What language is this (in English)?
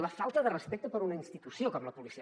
Catalan